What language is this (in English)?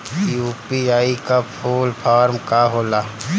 Bhojpuri